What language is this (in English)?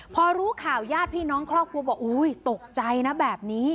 Thai